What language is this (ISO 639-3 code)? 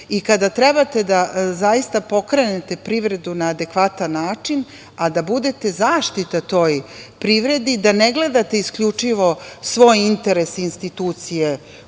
srp